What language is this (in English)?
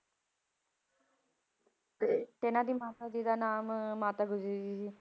Punjabi